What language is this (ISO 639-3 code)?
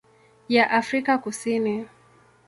swa